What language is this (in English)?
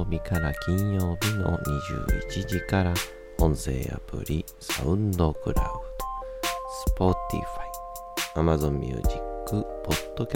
Japanese